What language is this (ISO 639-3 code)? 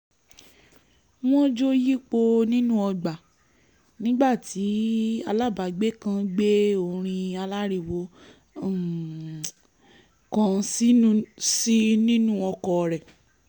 yor